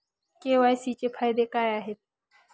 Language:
Marathi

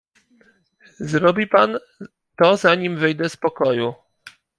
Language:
Polish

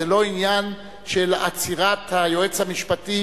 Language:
Hebrew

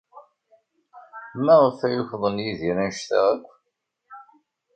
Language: Kabyle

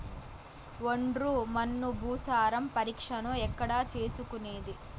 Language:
Telugu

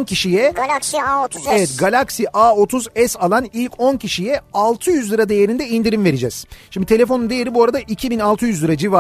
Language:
Turkish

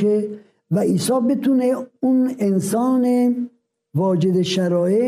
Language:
Persian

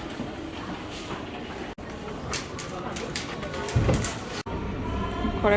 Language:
Japanese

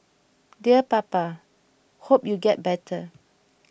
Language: English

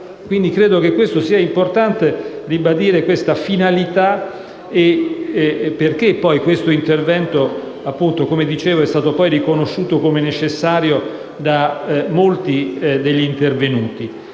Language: Italian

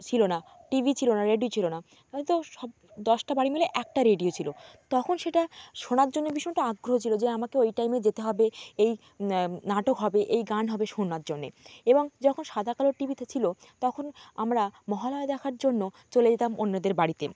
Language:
Bangla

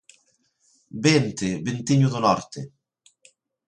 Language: Galician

